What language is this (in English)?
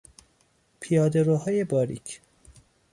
Persian